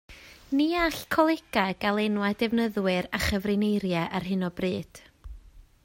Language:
Welsh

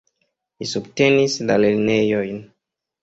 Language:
Esperanto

